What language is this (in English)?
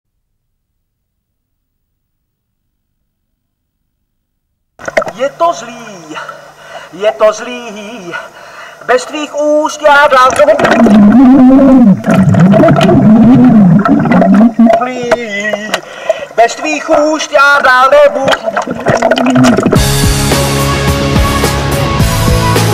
Czech